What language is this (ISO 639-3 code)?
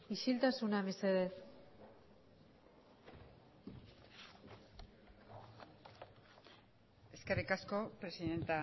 eus